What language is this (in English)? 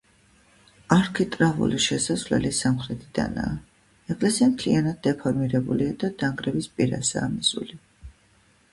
Georgian